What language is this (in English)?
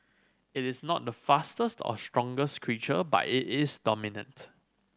English